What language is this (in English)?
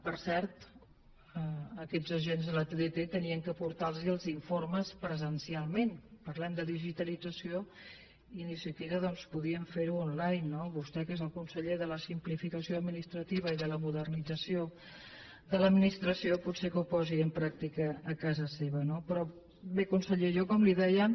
Catalan